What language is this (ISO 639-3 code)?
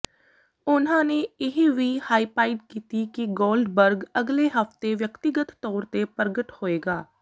pan